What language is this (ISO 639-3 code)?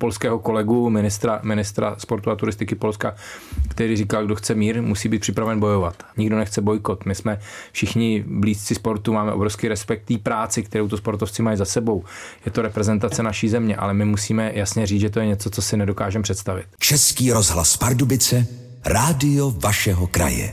ces